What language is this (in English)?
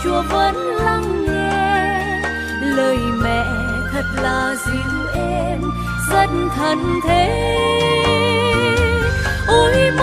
Thai